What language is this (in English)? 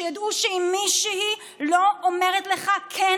Hebrew